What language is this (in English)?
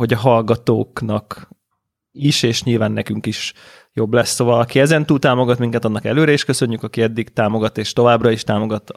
Hungarian